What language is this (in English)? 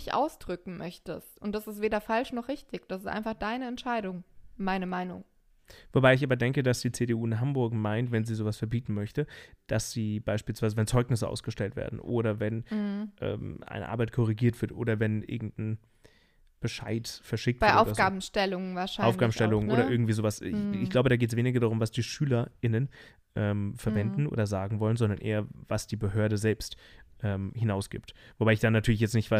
German